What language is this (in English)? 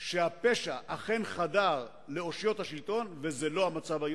Hebrew